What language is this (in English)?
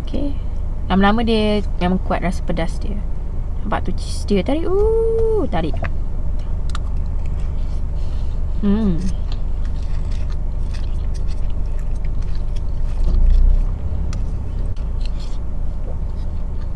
Malay